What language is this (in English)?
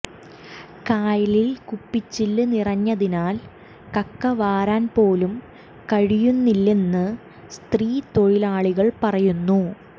Malayalam